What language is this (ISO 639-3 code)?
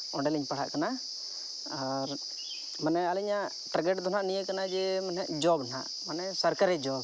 sat